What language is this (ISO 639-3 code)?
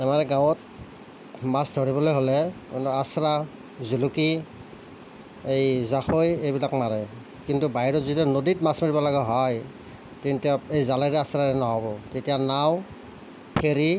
asm